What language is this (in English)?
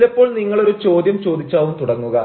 Malayalam